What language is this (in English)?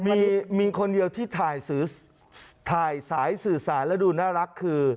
Thai